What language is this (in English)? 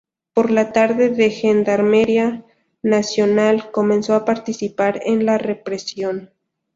Spanish